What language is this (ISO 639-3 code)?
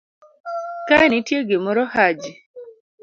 luo